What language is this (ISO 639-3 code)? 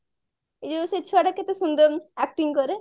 ori